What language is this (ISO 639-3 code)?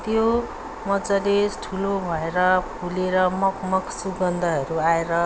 nep